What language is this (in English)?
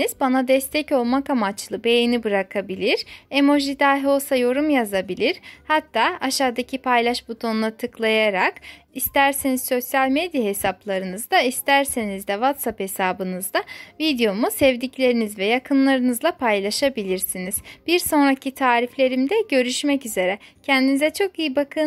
Turkish